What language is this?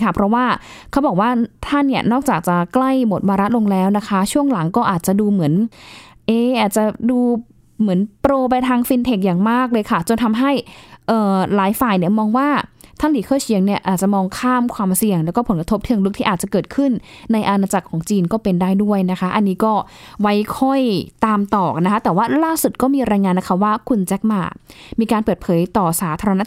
Thai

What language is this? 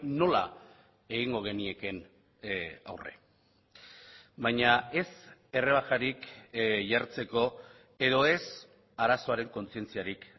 Basque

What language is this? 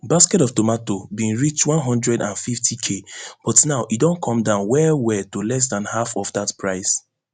Nigerian Pidgin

